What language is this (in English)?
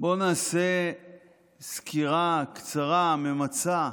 Hebrew